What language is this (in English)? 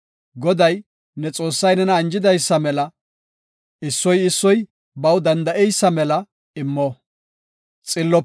Gofa